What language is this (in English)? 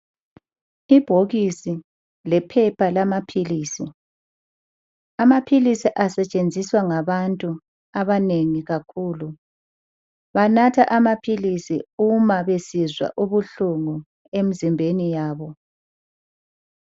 North Ndebele